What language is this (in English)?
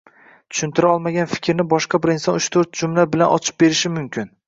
Uzbek